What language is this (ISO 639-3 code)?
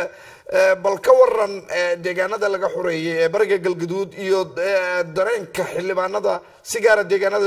ara